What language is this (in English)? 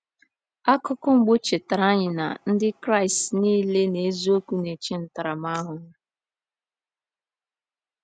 Igbo